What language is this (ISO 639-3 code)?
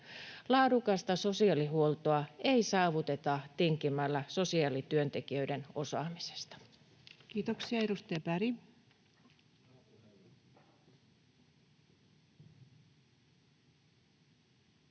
fin